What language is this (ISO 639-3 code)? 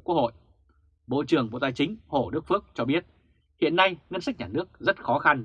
vie